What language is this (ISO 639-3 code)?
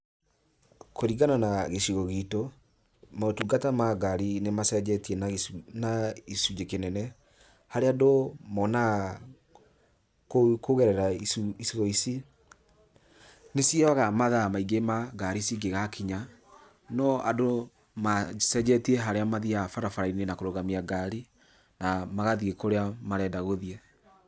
kik